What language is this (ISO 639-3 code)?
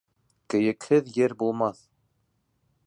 bak